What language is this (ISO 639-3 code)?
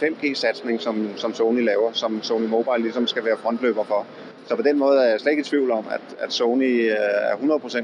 dan